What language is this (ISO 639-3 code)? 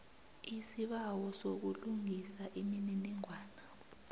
nbl